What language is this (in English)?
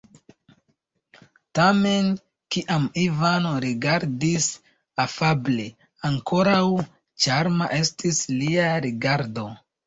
Esperanto